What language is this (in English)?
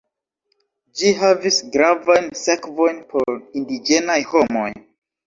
Esperanto